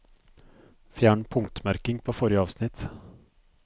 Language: Norwegian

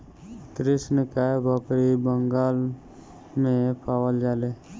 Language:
Bhojpuri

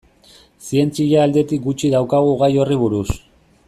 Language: Basque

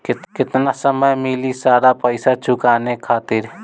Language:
Bhojpuri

